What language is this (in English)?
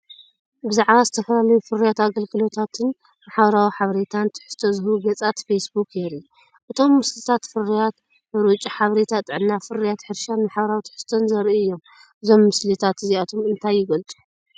Tigrinya